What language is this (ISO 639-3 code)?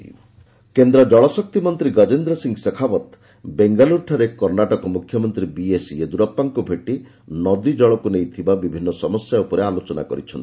ori